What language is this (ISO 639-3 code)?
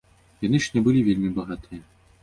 bel